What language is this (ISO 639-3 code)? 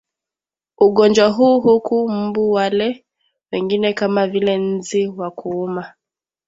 swa